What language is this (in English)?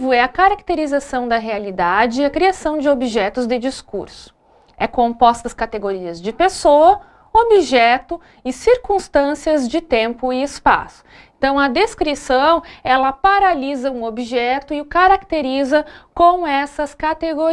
Portuguese